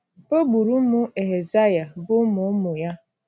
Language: Igbo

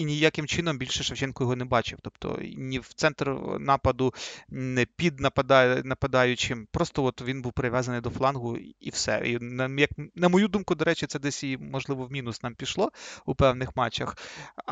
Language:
Ukrainian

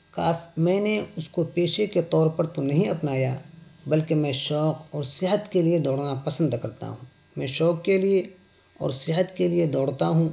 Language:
Urdu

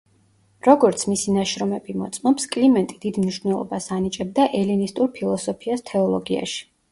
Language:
Georgian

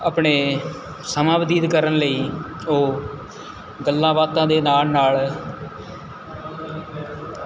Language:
Punjabi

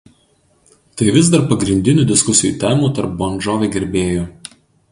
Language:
Lithuanian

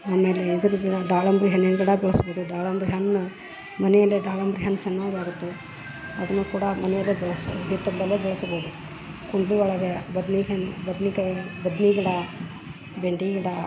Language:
Kannada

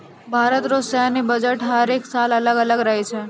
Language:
Maithili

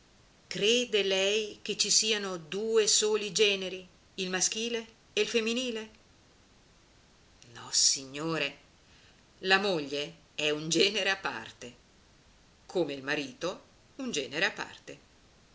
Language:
Italian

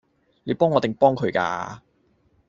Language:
Cantonese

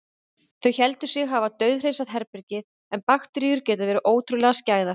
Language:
Icelandic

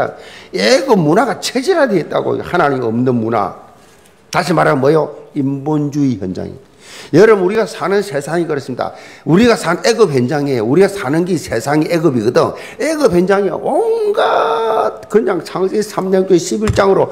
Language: Korean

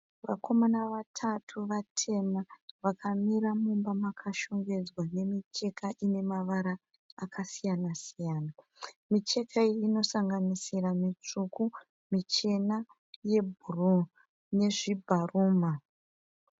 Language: Shona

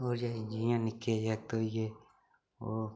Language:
Dogri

